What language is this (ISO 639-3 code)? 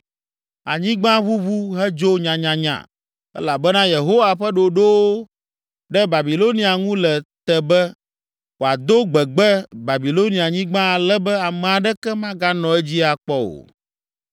ewe